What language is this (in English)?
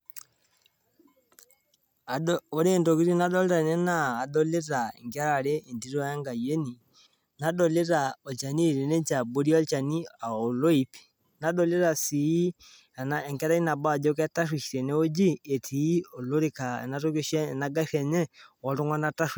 Masai